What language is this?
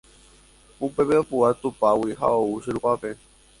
Guarani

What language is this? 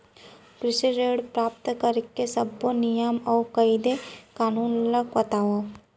Chhattisgarhi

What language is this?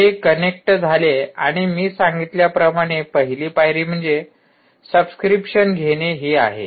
Marathi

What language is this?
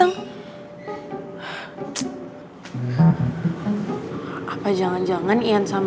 Indonesian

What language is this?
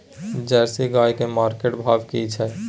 Maithili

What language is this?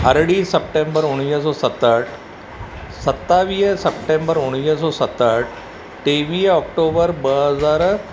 Sindhi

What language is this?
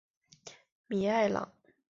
Chinese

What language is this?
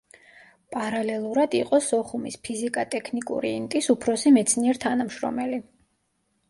Georgian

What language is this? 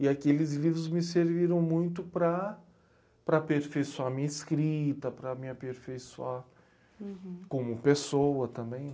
Portuguese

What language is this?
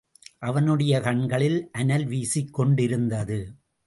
Tamil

